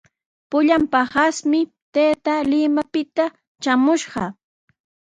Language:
Sihuas Ancash Quechua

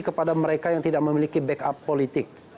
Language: Indonesian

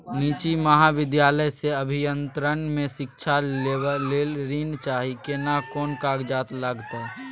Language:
Maithili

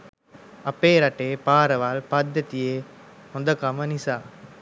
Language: Sinhala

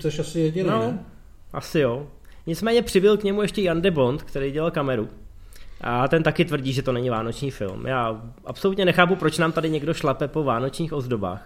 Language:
Czech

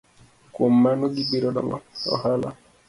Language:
Luo (Kenya and Tanzania)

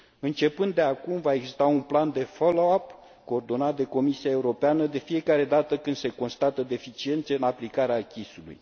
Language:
Romanian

